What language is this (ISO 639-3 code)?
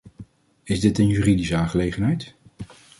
nld